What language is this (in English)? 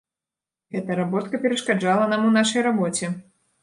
Belarusian